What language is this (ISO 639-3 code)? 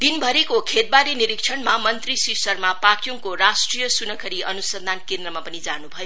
nep